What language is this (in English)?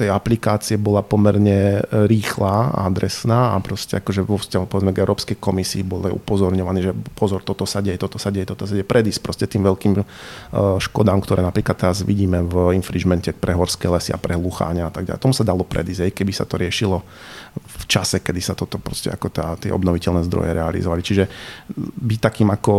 Slovak